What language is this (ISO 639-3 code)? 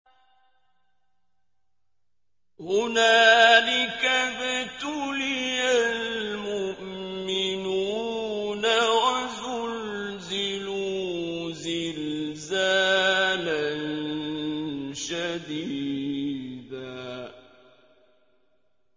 ara